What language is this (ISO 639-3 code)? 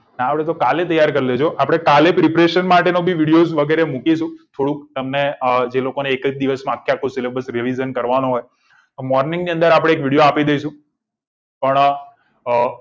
guj